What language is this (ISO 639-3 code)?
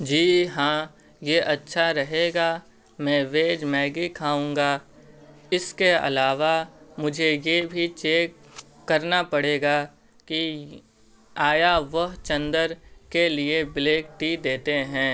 urd